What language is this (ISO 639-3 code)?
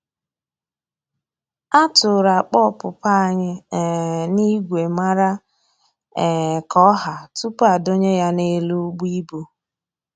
ibo